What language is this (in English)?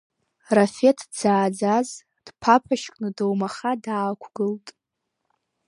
Abkhazian